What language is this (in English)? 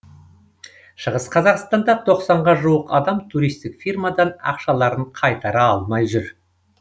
Kazakh